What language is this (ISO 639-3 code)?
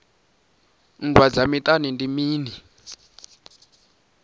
ven